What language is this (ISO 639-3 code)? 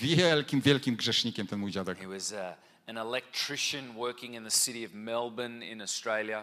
pol